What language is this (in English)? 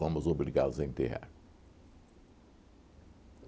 Portuguese